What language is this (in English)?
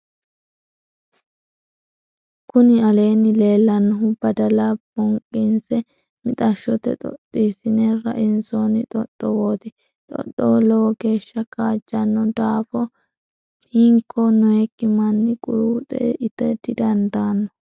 Sidamo